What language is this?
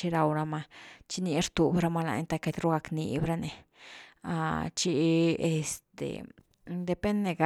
Güilá Zapotec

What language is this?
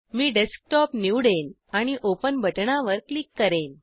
Marathi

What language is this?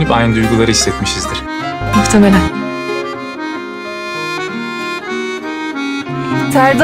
Turkish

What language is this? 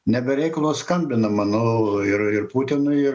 Lithuanian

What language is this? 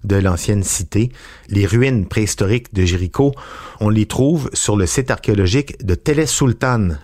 French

